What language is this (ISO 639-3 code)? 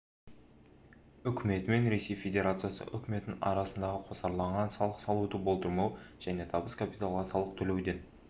kaz